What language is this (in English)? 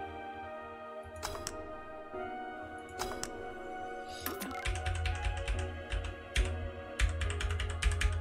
Korean